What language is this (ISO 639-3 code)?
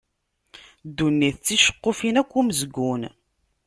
kab